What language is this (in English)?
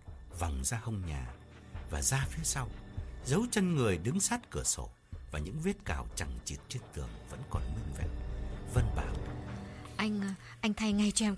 Vietnamese